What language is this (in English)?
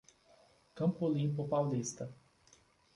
Portuguese